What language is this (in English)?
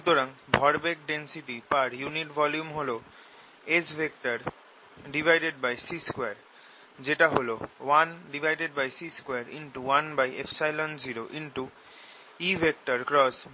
Bangla